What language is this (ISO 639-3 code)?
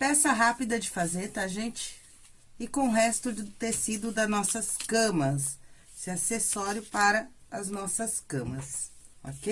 por